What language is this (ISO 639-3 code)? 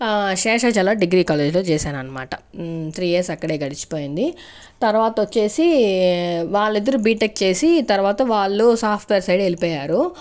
tel